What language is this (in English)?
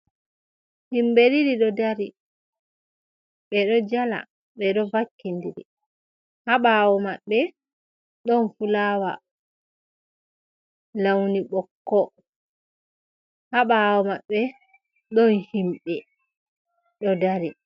Fula